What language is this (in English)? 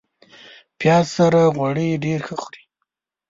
Pashto